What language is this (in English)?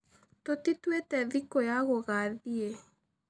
Kikuyu